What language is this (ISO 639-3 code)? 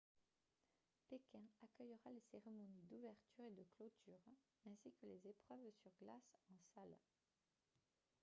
fra